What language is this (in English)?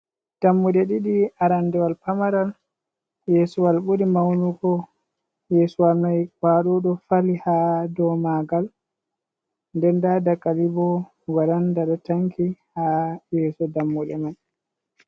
Fula